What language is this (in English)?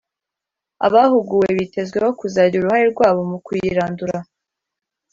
Kinyarwanda